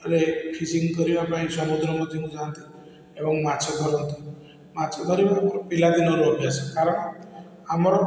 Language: Odia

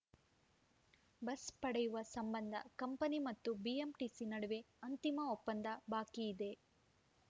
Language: Kannada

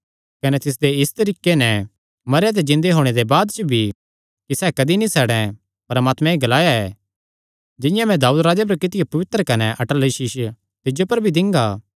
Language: Kangri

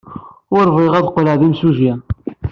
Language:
Kabyle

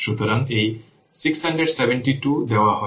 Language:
Bangla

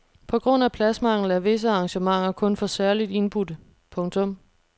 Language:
Danish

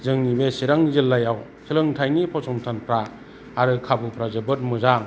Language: Bodo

